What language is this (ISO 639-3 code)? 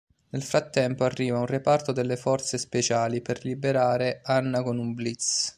ita